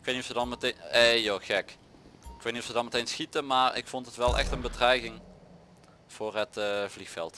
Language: Dutch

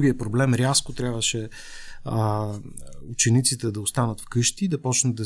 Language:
Bulgarian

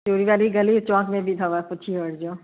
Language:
Sindhi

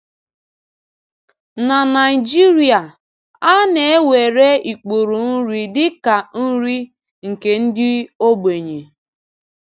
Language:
Igbo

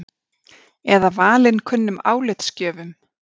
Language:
Icelandic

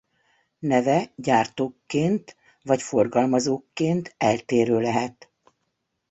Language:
Hungarian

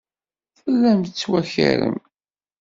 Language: Kabyle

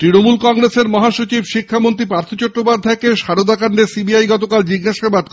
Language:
Bangla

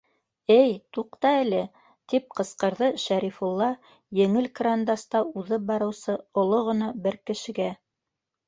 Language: Bashkir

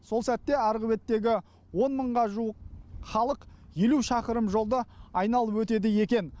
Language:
Kazakh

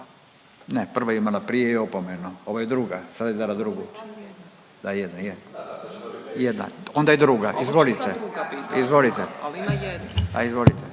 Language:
Croatian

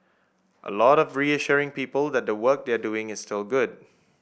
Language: English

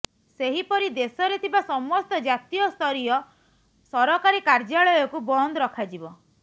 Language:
Odia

